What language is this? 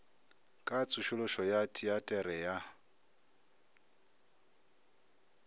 Northern Sotho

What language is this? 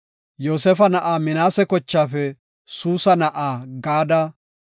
Gofa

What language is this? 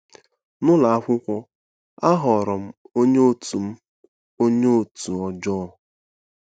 Igbo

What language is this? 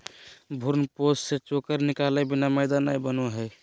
Magahi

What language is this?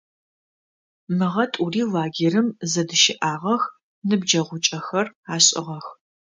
Adyghe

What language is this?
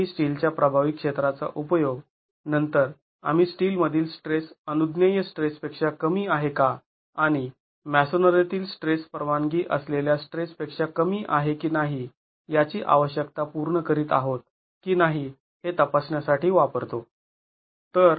Marathi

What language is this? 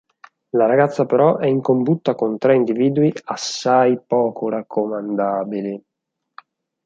Italian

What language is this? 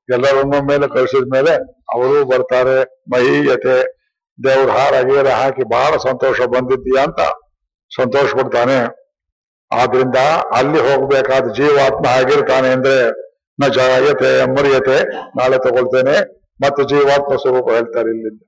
Kannada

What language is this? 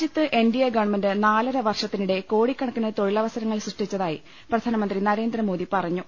Malayalam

